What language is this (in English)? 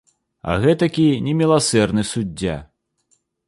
Belarusian